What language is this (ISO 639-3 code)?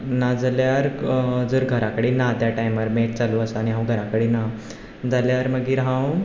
kok